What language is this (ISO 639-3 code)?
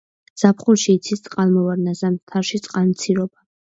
kat